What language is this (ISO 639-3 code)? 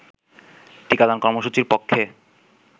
ben